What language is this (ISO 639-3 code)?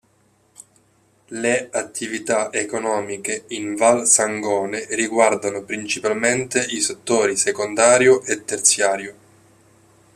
ita